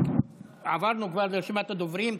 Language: Hebrew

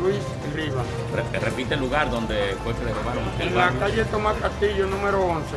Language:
Spanish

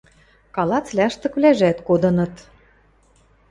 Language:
Western Mari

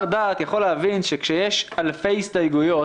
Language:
Hebrew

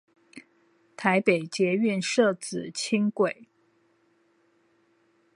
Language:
Chinese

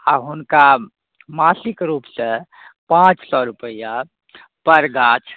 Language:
Maithili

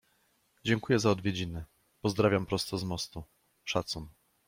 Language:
Polish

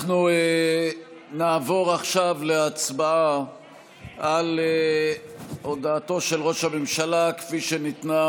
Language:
Hebrew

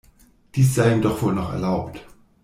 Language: German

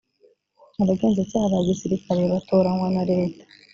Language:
Kinyarwanda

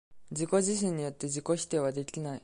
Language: Japanese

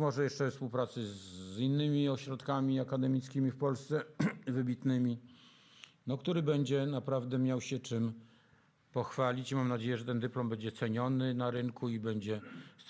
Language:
Polish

